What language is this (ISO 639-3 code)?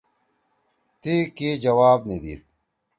trw